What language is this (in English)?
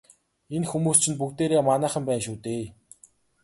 Mongolian